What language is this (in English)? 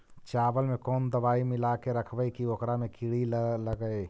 Magahi